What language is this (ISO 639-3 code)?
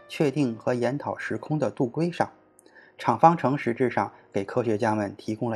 zho